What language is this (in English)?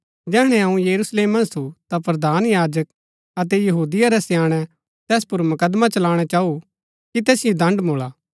Gaddi